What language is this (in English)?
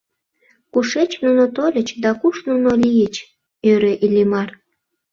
Mari